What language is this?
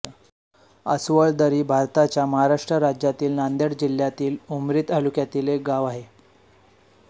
Marathi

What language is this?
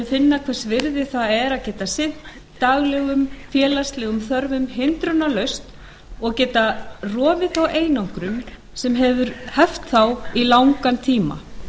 Icelandic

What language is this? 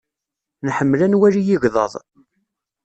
Kabyle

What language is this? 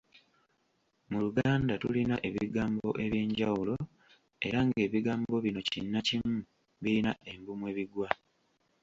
Ganda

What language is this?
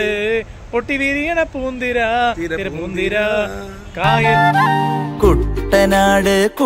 Malayalam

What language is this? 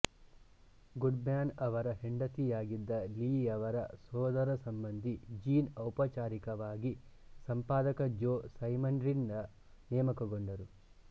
Kannada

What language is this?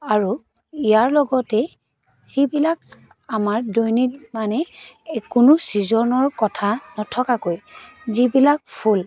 Assamese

